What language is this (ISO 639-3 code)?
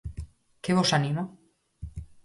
glg